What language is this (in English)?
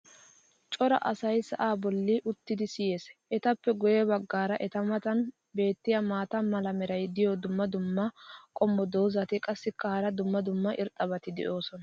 Wolaytta